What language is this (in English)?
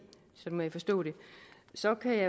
Danish